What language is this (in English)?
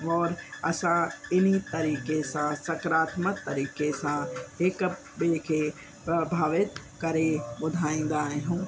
Sindhi